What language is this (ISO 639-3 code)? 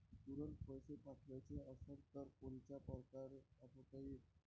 mar